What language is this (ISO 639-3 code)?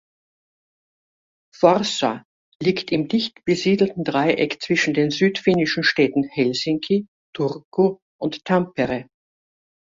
deu